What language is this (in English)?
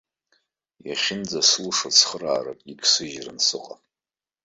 Abkhazian